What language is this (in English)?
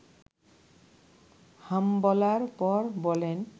Bangla